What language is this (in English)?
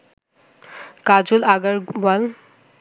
Bangla